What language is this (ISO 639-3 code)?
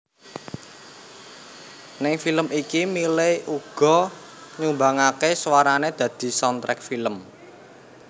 jav